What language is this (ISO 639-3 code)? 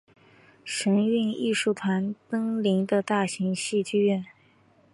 zho